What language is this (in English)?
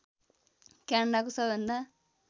Nepali